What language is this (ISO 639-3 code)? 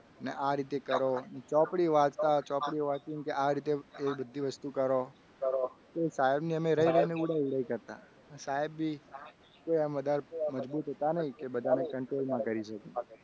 guj